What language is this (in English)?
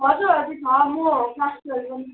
Nepali